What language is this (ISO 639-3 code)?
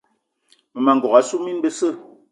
eto